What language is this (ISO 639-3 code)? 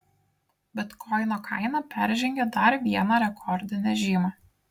lit